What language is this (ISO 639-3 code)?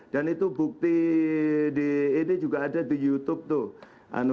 ind